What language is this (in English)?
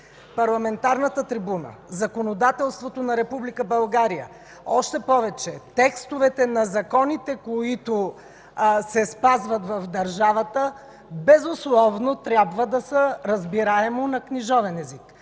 Bulgarian